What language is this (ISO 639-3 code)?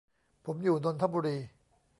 tha